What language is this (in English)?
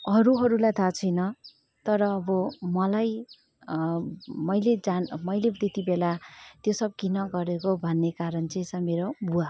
Nepali